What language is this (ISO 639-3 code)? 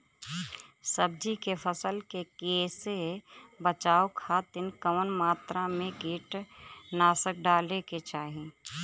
bho